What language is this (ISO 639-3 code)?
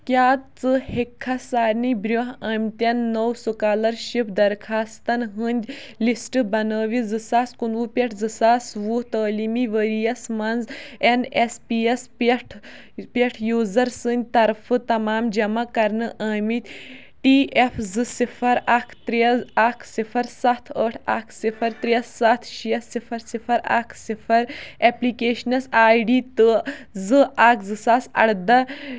kas